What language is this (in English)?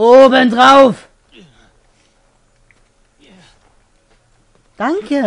German